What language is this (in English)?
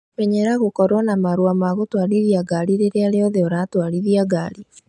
Kikuyu